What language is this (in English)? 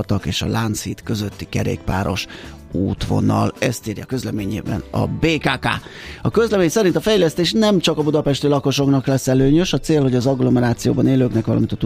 Hungarian